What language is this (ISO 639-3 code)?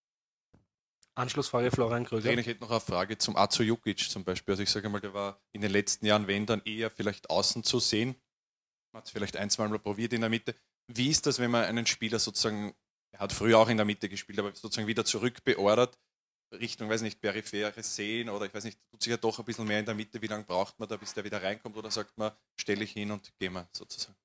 deu